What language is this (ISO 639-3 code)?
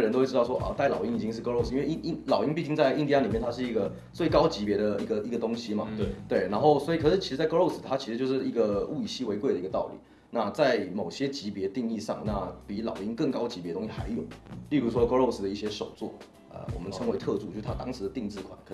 zho